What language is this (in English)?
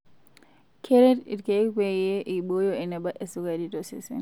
Masai